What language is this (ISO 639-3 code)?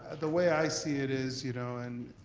eng